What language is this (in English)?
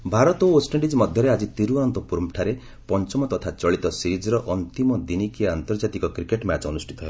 Odia